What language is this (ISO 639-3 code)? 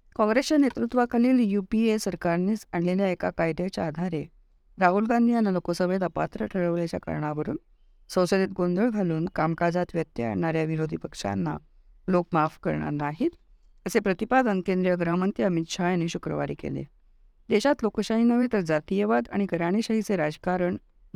mar